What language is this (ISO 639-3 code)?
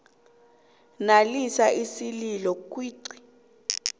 nbl